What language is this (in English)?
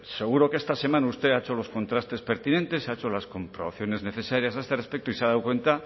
Spanish